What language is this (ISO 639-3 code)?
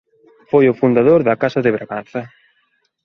glg